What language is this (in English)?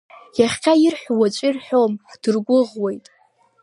Abkhazian